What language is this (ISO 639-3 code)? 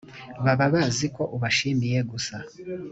kin